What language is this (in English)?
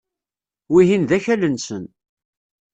Kabyle